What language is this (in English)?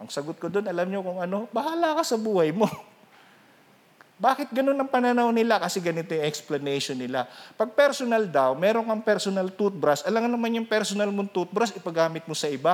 Filipino